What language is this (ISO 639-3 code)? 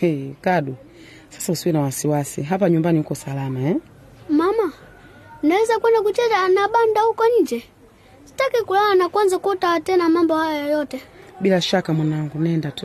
swa